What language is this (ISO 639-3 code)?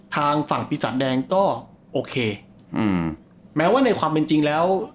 tha